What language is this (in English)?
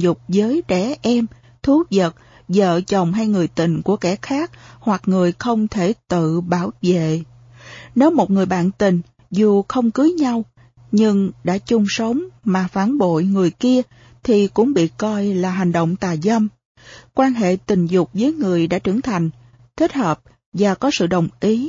Vietnamese